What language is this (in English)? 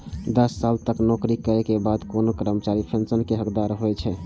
Maithili